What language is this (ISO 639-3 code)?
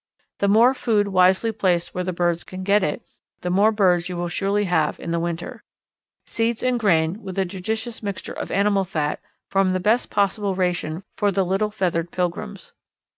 eng